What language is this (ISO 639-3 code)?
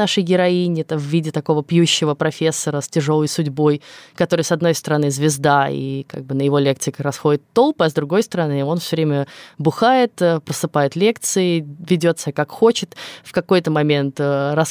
rus